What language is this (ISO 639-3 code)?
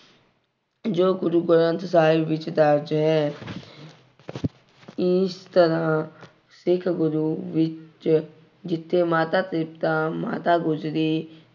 pan